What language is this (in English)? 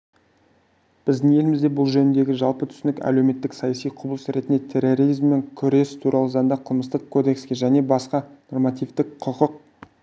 Kazakh